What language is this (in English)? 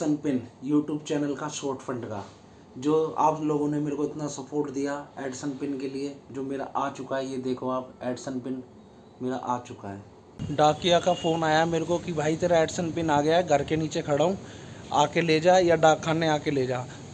Hindi